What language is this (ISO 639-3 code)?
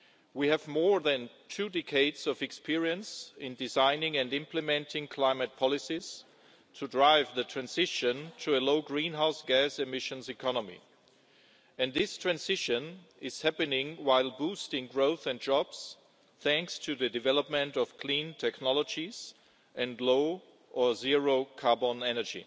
eng